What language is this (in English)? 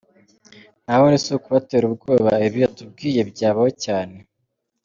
Kinyarwanda